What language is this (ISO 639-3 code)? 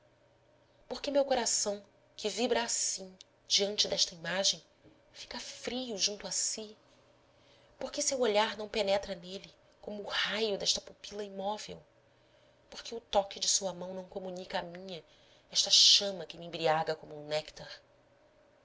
por